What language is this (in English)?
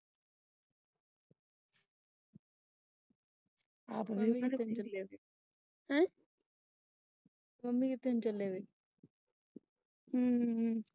Punjabi